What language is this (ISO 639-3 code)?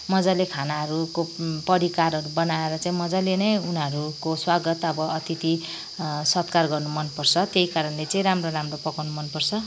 nep